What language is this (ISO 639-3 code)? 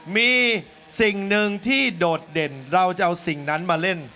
tha